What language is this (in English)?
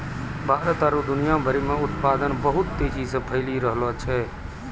Maithili